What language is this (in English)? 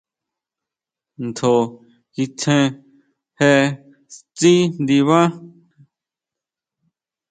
Huautla Mazatec